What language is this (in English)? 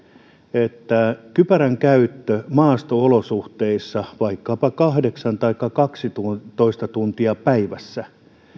Finnish